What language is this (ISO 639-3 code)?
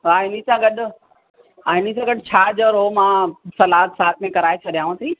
snd